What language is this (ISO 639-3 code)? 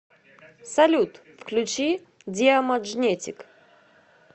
rus